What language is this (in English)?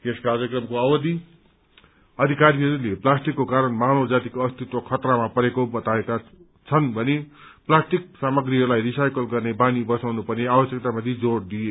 Nepali